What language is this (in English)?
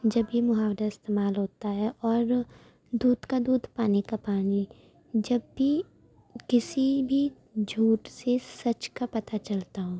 Urdu